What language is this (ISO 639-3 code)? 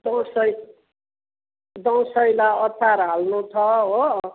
nep